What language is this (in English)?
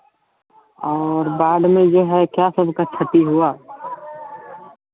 Hindi